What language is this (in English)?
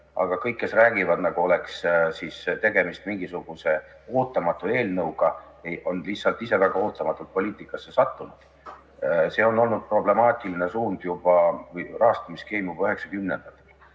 Estonian